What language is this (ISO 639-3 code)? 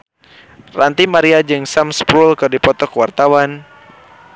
sun